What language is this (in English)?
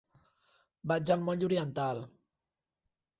Catalan